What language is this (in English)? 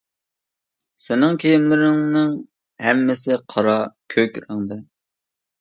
Uyghur